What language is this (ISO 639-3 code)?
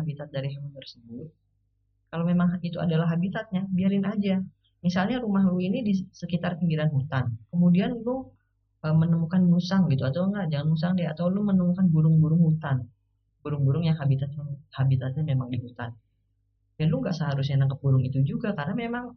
ind